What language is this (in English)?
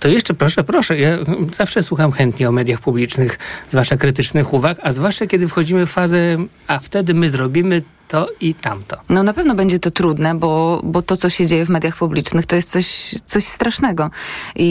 Polish